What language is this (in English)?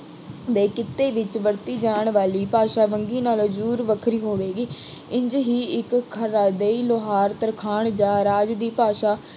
Punjabi